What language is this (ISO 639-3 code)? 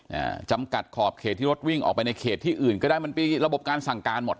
tha